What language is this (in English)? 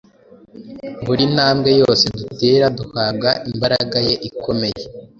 Kinyarwanda